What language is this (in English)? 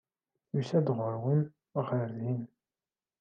Kabyle